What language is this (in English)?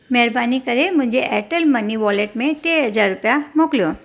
Sindhi